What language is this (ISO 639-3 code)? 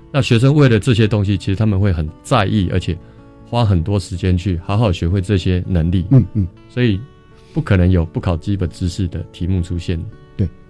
zho